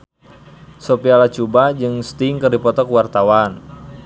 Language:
Sundanese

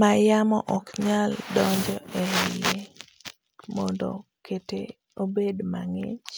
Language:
Luo (Kenya and Tanzania)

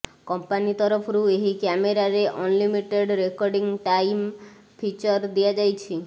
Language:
Odia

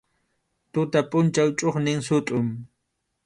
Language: Arequipa-La Unión Quechua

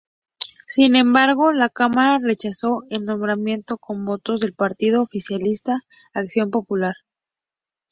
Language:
Spanish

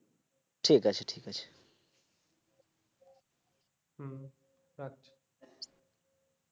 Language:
Bangla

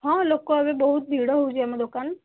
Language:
Odia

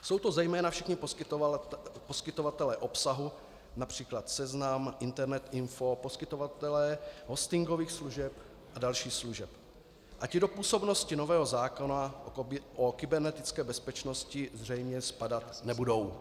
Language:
Czech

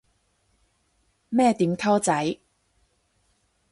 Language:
Cantonese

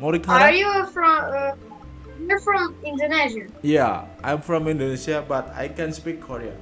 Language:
Indonesian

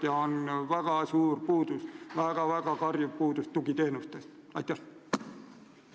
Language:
Estonian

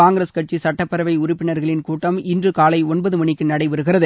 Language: Tamil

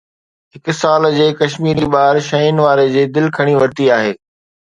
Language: Sindhi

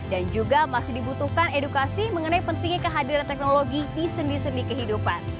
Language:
Indonesian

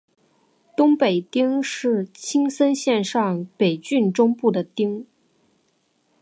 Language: Chinese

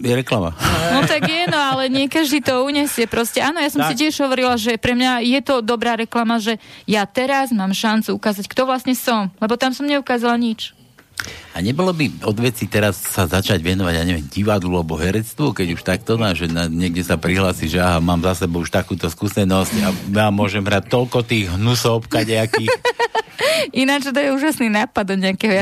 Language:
Slovak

